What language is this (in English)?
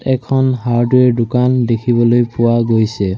Assamese